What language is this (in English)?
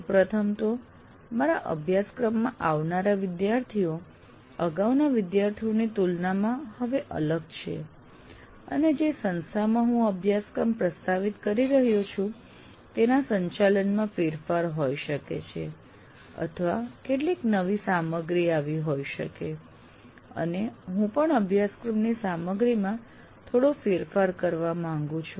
Gujarati